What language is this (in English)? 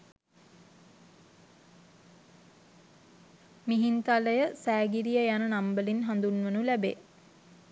Sinhala